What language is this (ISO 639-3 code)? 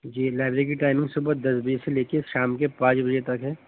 urd